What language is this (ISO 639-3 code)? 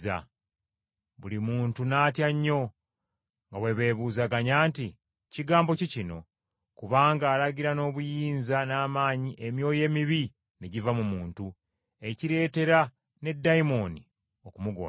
lug